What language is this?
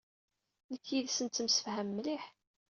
Kabyle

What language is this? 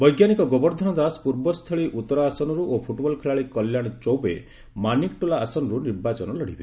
Odia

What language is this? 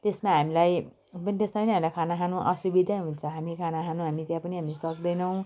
Nepali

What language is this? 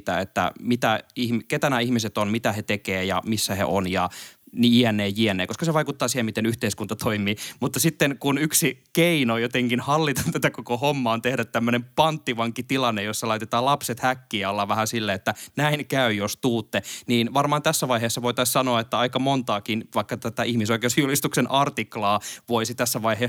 Finnish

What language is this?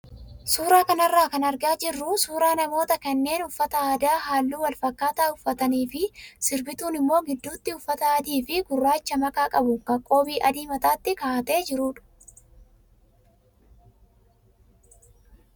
Oromo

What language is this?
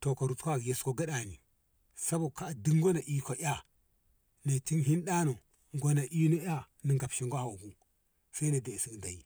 Ngamo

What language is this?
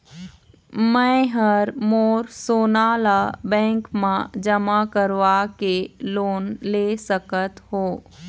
Chhattisgarhi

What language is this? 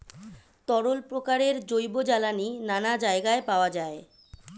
Bangla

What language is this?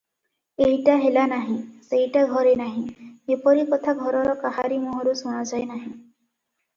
Odia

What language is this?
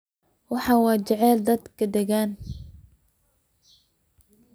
Somali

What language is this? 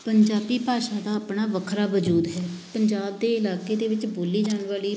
Punjabi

